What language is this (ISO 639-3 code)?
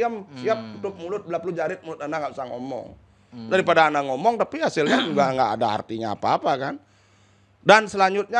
ind